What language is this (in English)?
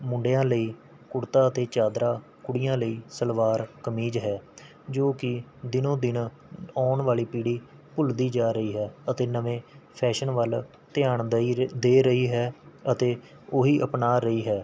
Punjabi